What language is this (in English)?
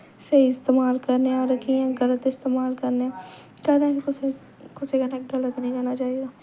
Dogri